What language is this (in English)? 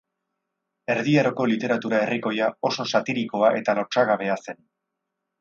Basque